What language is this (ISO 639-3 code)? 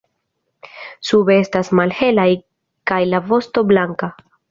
epo